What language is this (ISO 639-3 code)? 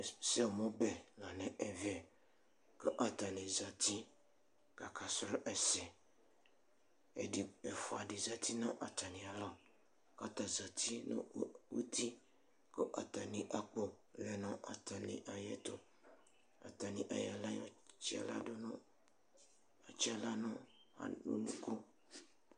kpo